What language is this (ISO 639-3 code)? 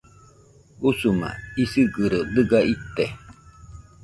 hux